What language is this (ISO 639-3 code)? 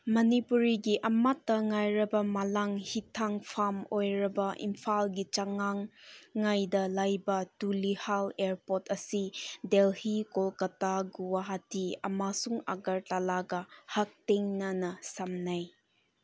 mni